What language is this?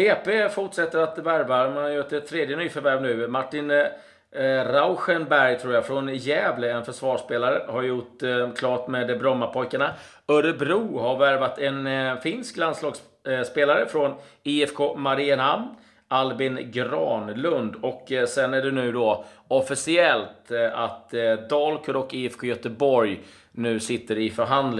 Swedish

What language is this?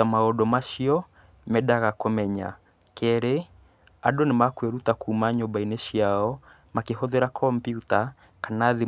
Kikuyu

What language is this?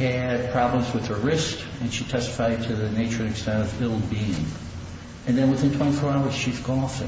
English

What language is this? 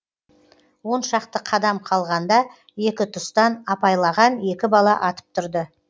Kazakh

